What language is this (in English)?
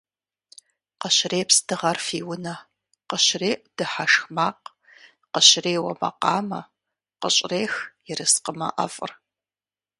Kabardian